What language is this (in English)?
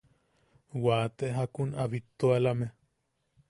Yaqui